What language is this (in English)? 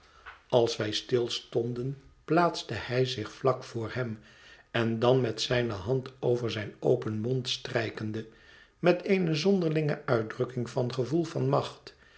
Dutch